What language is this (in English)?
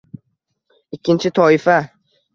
Uzbek